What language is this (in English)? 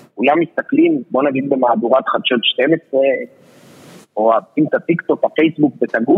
Hebrew